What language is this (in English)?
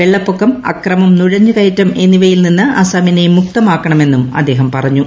Malayalam